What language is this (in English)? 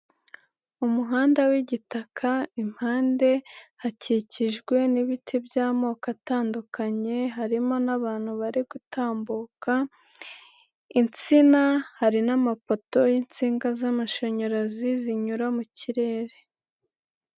Kinyarwanda